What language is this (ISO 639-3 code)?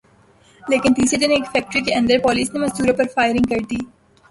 urd